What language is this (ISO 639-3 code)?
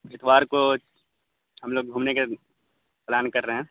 urd